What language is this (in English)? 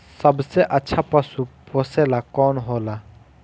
Bhojpuri